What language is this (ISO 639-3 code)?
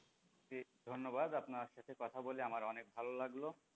ben